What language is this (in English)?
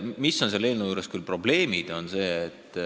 Estonian